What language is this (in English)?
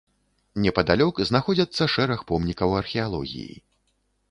Belarusian